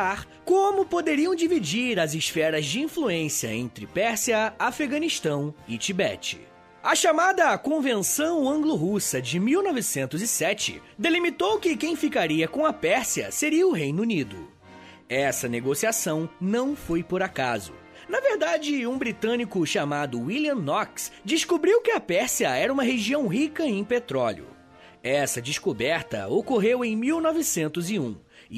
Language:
Portuguese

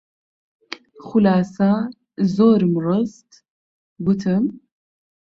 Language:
Central Kurdish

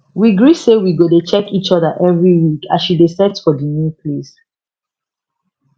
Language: Nigerian Pidgin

